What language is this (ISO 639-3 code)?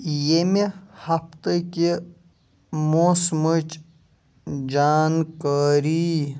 kas